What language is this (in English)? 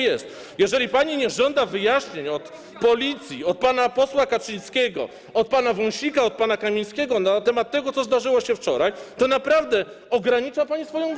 Polish